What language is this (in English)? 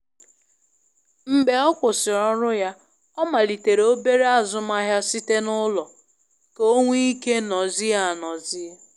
Igbo